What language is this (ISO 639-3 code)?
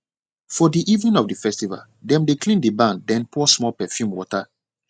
pcm